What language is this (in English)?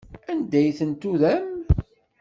Kabyle